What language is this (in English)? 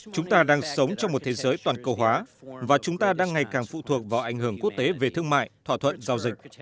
Vietnamese